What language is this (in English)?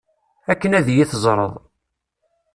Kabyle